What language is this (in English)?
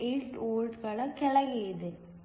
Kannada